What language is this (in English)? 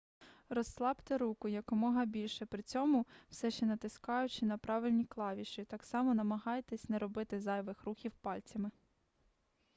Ukrainian